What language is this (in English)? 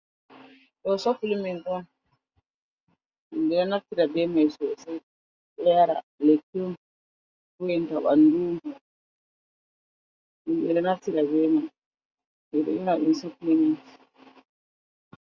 Fula